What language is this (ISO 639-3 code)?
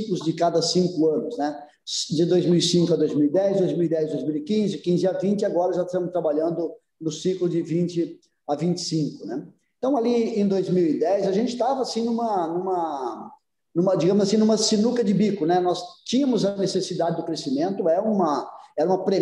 por